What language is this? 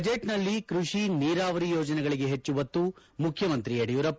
Kannada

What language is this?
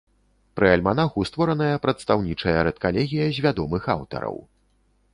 Belarusian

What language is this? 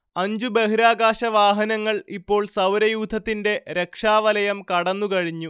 Malayalam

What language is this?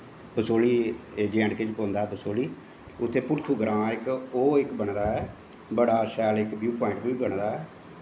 Dogri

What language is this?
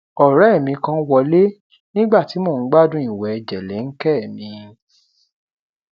Yoruba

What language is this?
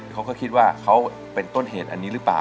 Thai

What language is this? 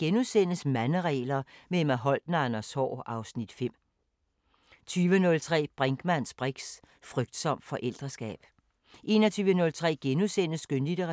Danish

